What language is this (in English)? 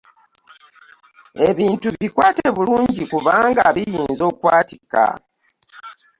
Ganda